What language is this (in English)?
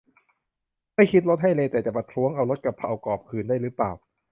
Thai